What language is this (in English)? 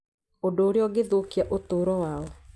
Kikuyu